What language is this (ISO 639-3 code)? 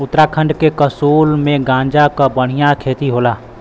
bho